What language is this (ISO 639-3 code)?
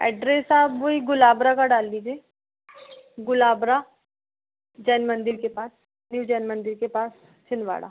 hin